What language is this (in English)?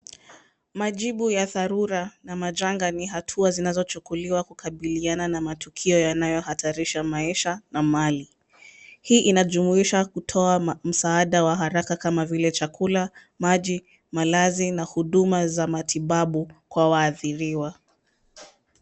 Swahili